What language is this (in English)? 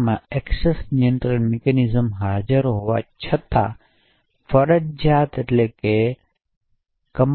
Gujarati